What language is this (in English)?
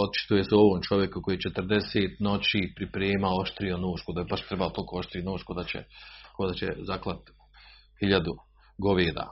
Croatian